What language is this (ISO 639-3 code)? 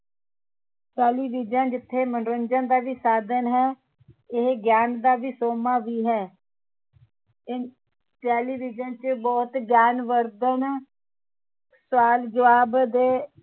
pan